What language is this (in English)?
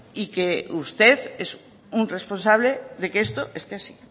Spanish